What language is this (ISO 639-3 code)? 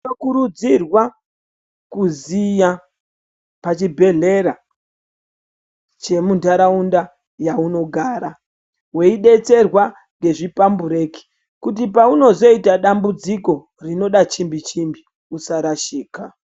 ndc